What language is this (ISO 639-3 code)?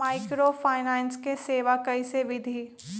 mag